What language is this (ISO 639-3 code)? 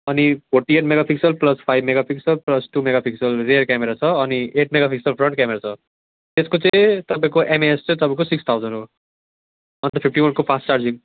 nep